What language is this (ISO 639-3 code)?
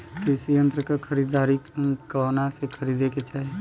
bho